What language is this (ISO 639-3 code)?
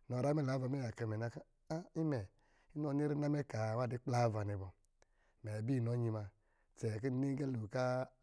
mgi